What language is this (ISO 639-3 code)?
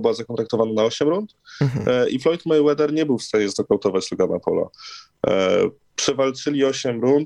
pol